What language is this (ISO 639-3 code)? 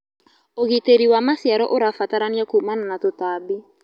kik